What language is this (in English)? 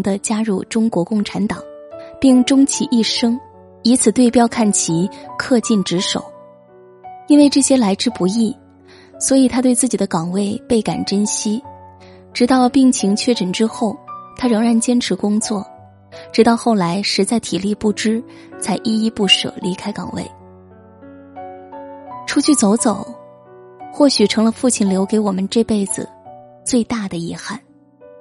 Chinese